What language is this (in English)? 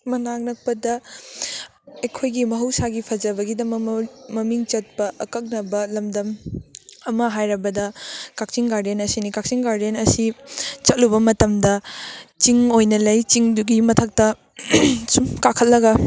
Manipuri